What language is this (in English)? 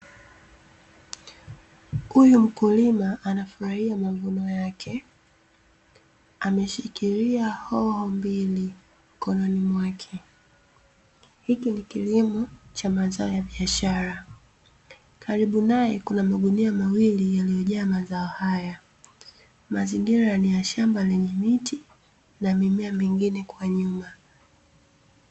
Swahili